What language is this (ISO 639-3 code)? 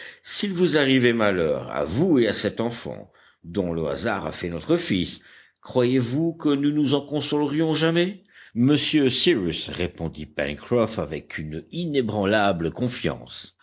fra